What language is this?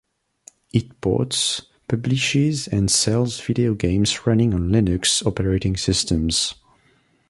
English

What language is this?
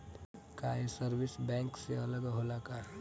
Bhojpuri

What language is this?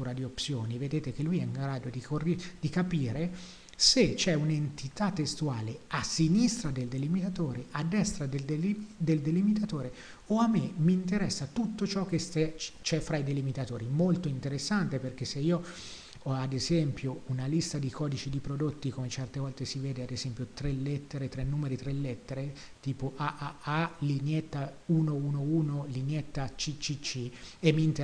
Italian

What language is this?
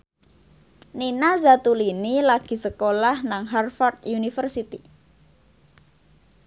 Javanese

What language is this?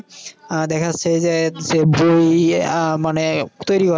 Bangla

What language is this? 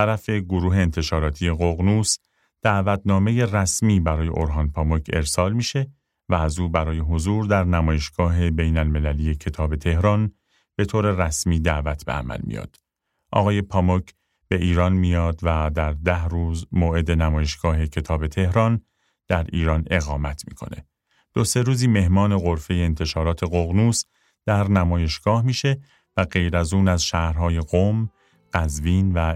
Persian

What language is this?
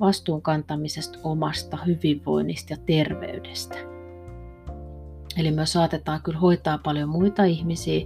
Finnish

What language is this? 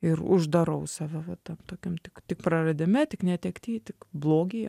Lithuanian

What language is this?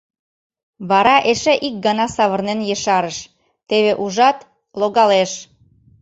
Mari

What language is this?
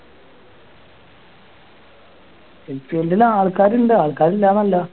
Malayalam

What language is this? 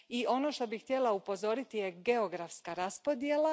Croatian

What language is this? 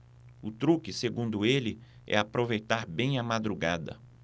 Portuguese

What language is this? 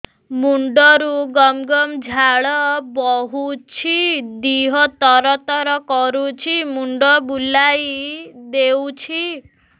Odia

